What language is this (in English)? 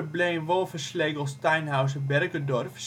Dutch